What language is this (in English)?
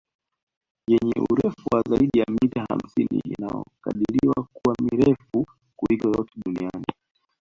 Swahili